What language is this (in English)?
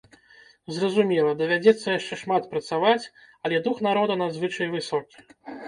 Belarusian